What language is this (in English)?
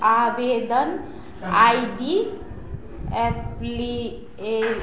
Maithili